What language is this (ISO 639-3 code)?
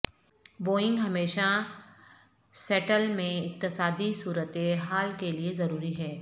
urd